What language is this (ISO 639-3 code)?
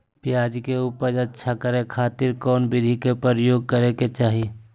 mag